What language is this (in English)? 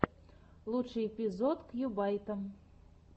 Russian